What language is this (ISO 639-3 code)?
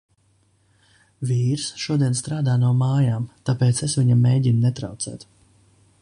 lav